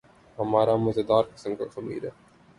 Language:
Urdu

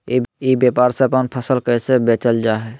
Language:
Magahi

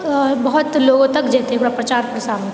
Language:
Maithili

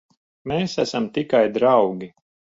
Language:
Latvian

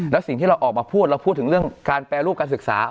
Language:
Thai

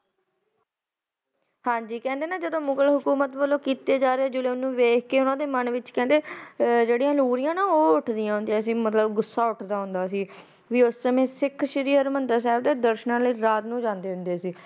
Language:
Punjabi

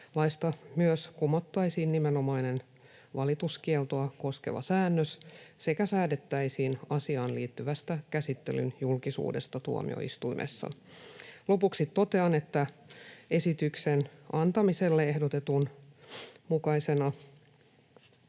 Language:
Finnish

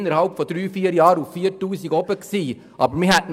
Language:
Swiss German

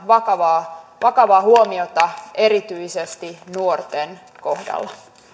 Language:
Finnish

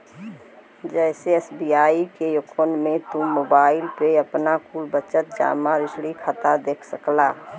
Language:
Bhojpuri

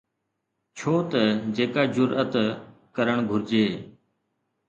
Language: Sindhi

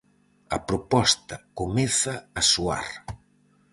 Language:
Galician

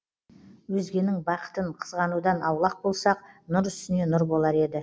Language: Kazakh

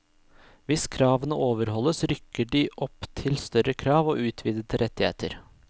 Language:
Norwegian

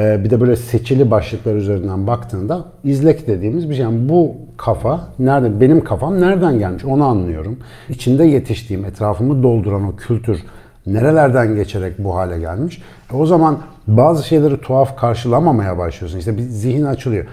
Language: Turkish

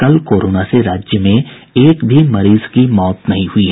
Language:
Hindi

